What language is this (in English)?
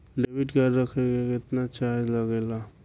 Bhojpuri